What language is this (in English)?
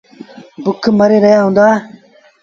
Sindhi Bhil